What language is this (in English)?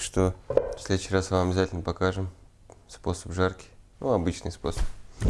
Russian